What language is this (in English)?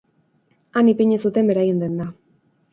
Basque